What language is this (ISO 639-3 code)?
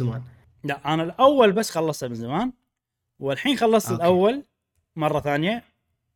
ara